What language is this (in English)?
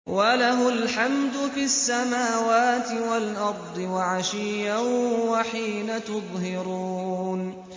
Arabic